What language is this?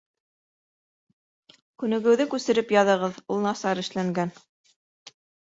Bashkir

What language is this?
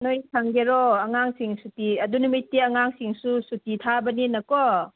Manipuri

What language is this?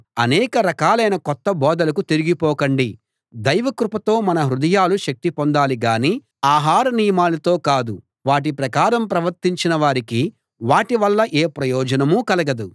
Telugu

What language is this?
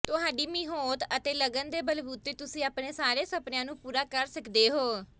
Punjabi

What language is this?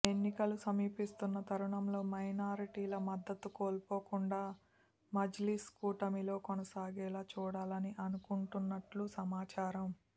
Telugu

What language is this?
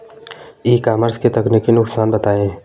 Hindi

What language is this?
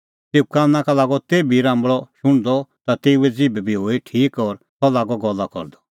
Kullu Pahari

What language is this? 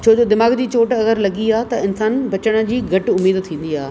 Sindhi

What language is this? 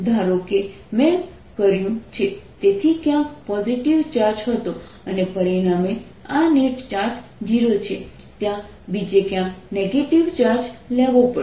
Gujarati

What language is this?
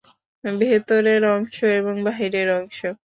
Bangla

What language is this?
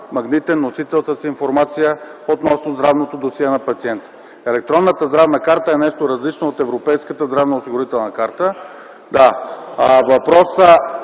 Bulgarian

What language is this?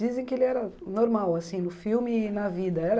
Portuguese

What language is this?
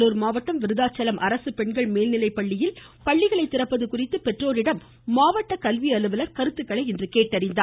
Tamil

